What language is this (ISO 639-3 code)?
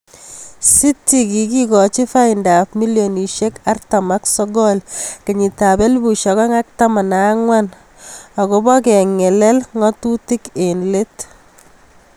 kln